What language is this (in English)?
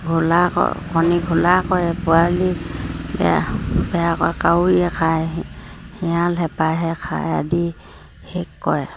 Assamese